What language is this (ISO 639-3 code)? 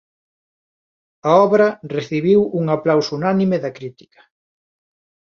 glg